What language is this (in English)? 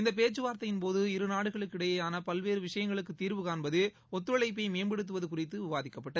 Tamil